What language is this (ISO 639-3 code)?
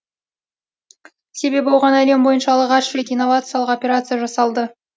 kaz